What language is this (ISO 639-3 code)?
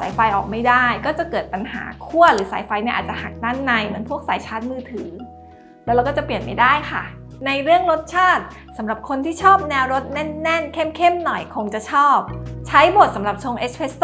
tha